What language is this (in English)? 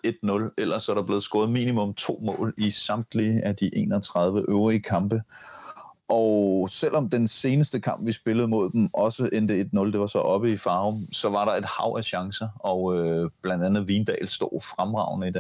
Danish